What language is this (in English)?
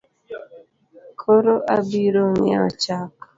Luo (Kenya and Tanzania)